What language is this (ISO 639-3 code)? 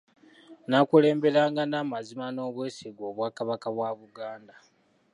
lug